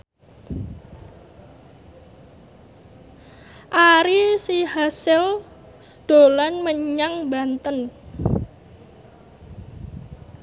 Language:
Javanese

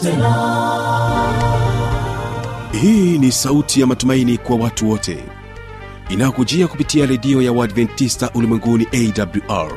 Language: Swahili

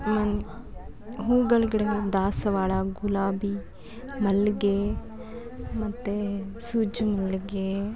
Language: Kannada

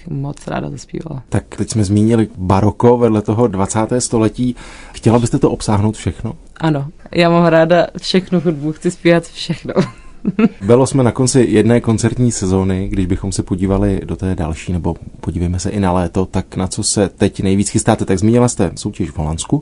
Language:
Czech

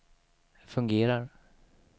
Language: Swedish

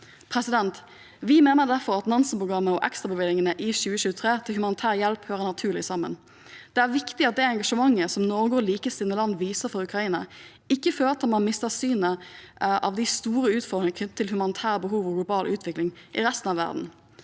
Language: Norwegian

